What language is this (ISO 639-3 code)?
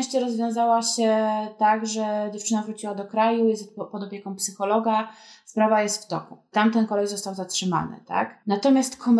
pol